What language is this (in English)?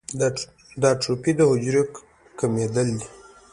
Pashto